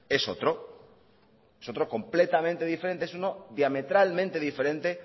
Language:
Spanish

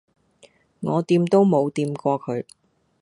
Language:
Cantonese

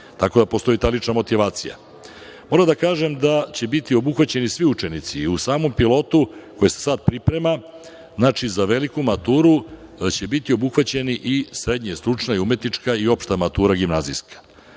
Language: Serbian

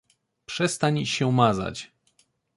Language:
Polish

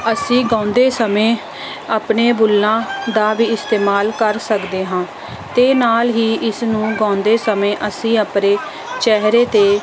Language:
Punjabi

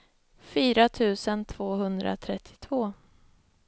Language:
Swedish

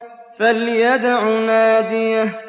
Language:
Arabic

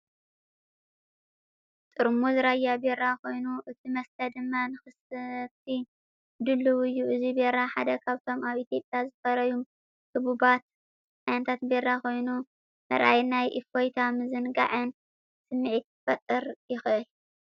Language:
Tigrinya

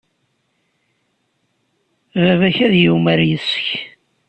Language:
Kabyle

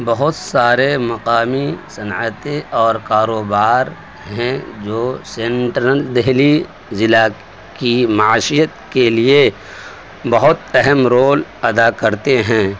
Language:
Urdu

